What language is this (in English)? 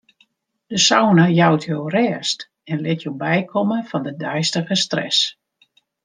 Western Frisian